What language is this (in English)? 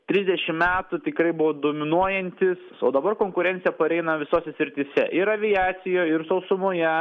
Lithuanian